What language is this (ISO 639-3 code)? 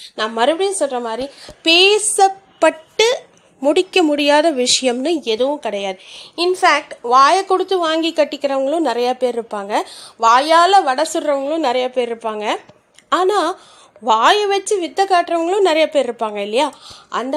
tam